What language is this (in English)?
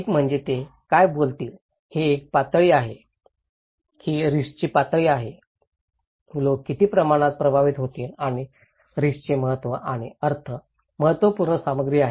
Marathi